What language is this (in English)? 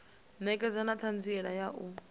Venda